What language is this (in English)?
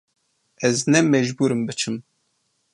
Kurdish